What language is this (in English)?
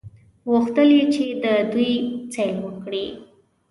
Pashto